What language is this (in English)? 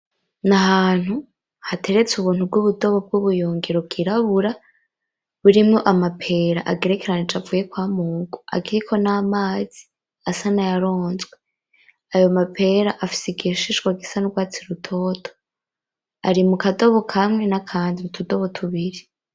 Rundi